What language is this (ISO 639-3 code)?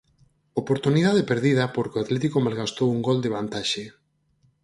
glg